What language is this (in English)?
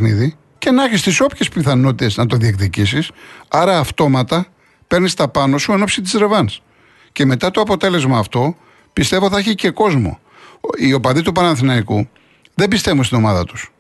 Greek